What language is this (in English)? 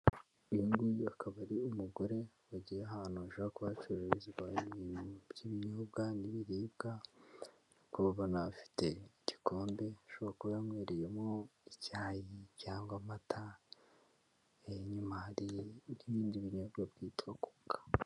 Kinyarwanda